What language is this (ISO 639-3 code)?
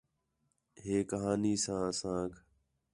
xhe